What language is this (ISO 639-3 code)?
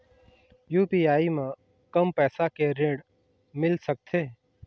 hne